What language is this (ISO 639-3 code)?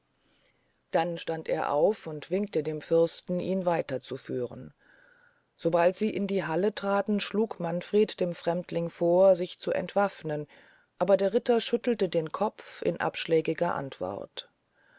deu